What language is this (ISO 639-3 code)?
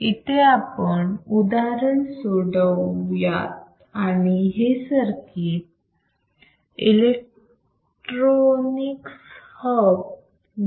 mar